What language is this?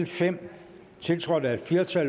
Danish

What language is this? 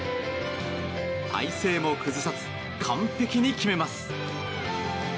Japanese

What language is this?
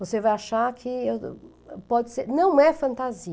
Portuguese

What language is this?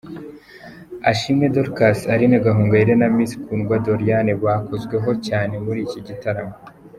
Kinyarwanda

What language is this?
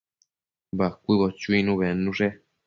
Matsés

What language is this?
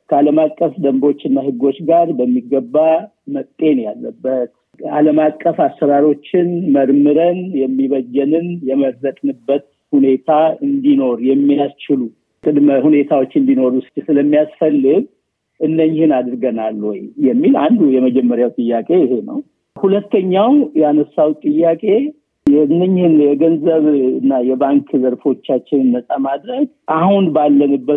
Amharic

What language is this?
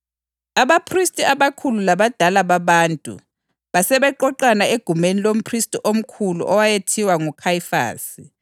North Ndebele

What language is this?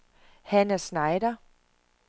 Danish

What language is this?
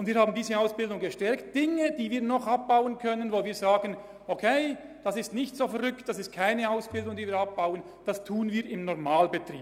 Swiss German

